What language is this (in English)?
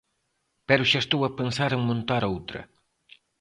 Galician